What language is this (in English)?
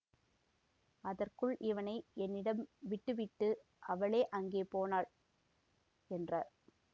Tamil